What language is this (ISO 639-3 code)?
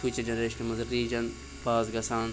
kas